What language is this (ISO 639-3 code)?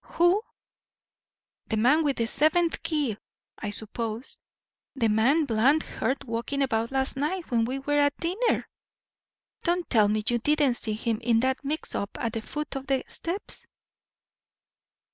eng